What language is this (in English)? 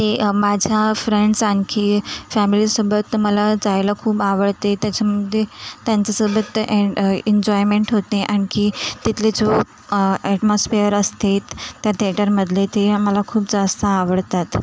Marathi